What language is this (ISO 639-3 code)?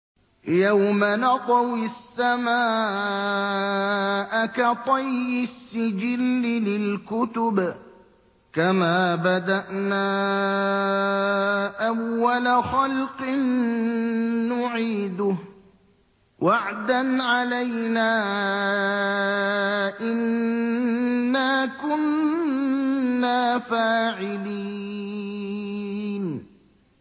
ara